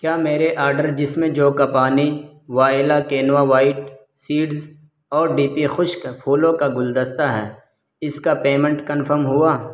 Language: Urdu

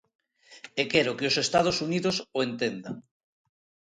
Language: Galician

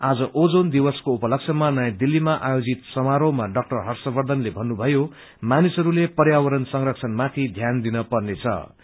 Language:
Nepali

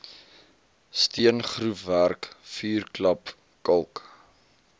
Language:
Afrikaans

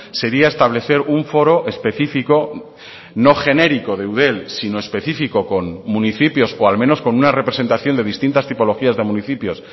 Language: Spanish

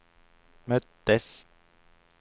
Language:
Swedish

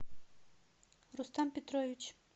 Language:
Russian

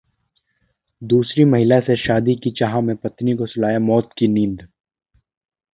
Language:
Hindi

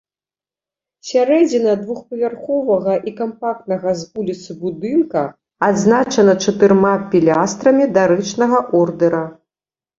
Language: Belarusian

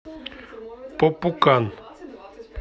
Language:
Russian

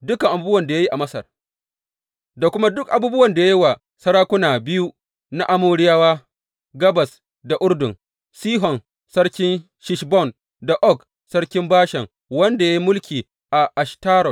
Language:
Hausa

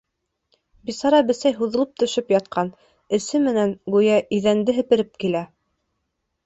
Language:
Bashkir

